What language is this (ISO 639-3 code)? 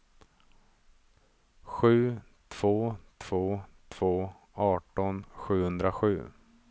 swe